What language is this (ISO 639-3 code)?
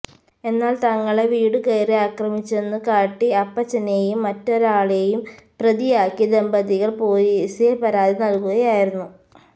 mal